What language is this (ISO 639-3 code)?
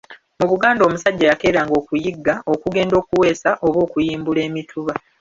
lug